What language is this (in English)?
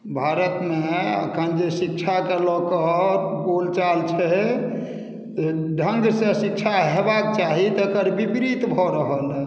Maithili